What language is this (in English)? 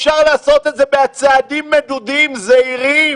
Hebrew